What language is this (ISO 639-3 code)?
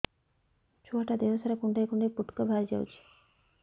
ori